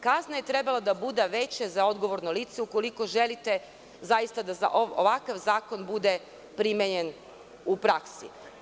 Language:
Serbian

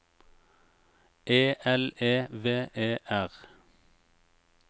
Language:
Norwegian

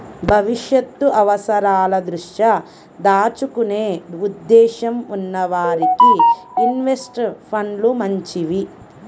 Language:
Telugu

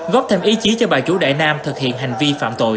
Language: Vietnamese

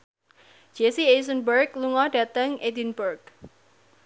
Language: Javanese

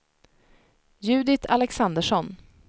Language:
Swedish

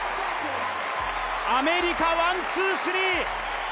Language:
Japanese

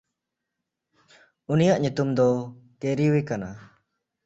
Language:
Santali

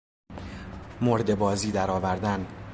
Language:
Persian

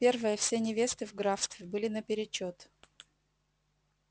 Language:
Russian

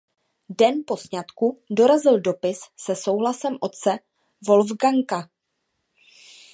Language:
Czech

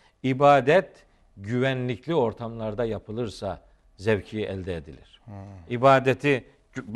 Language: Turkish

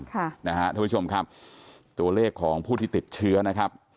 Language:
Thai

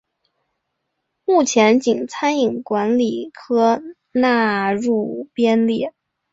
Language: Chinese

